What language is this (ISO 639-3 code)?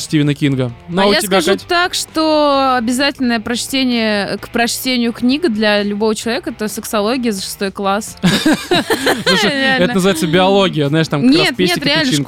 rus